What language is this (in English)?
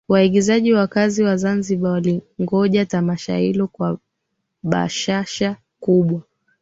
Swahili